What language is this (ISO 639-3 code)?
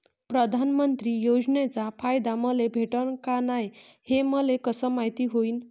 mar